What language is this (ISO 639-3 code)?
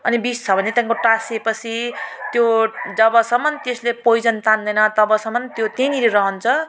nep